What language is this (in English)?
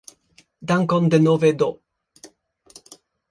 Esperanto